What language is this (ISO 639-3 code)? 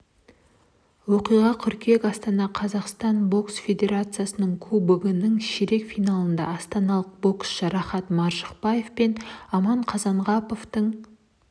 kaz